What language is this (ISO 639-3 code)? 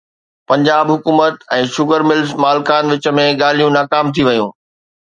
snd